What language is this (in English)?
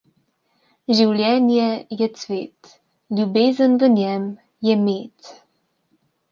Slovenian